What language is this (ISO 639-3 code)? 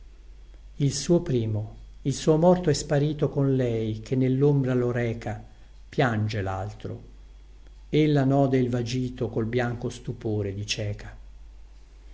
ita